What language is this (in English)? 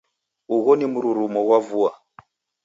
Taita